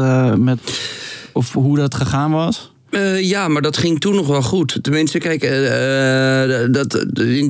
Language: Dutch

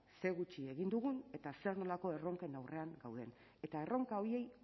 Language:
Basque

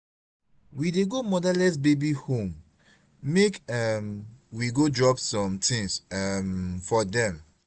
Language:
Nigerian Pidgin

